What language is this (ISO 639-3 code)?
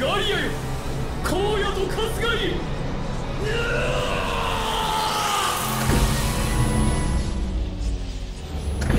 jpn